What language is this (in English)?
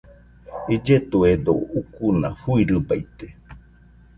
Nüpode Huitoto